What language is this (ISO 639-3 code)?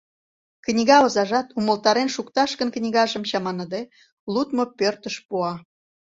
chm